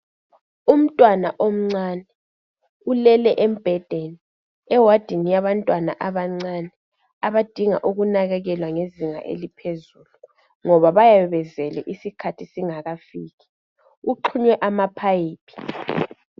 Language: North Ndebele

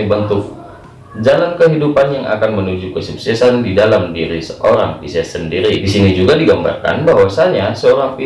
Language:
Indonesian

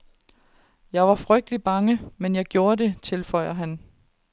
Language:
Danish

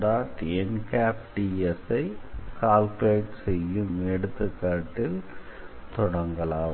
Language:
Tamil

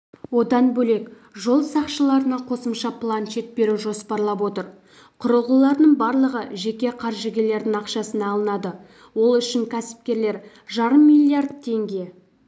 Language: Kazakh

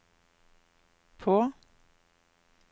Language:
Norwegian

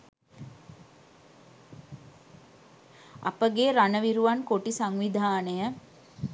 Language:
Sinhala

